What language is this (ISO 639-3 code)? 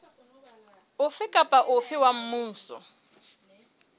sot